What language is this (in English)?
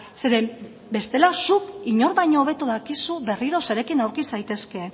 Basque